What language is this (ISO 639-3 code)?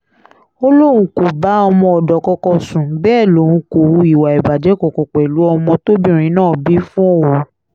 yor